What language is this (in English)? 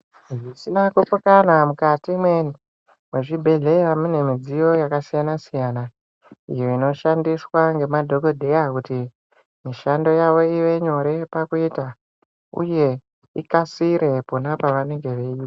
Ndau